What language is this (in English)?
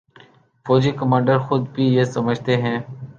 Urdu